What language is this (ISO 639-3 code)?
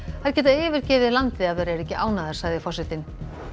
isl